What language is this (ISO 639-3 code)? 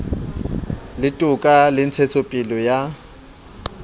sot